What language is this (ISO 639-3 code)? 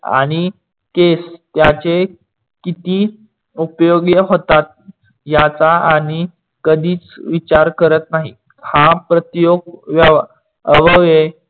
mar